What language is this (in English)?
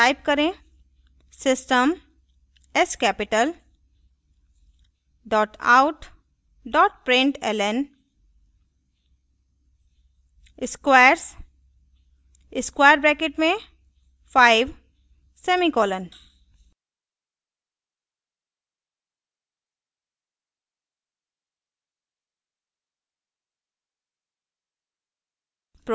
Hindi